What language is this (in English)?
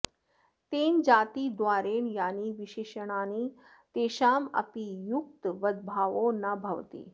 Sanskrit